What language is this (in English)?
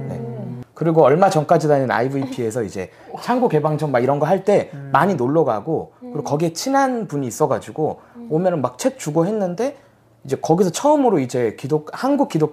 Korean